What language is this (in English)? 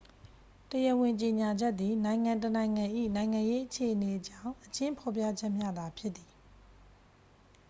Burmese